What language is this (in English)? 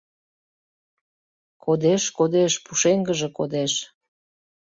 Mari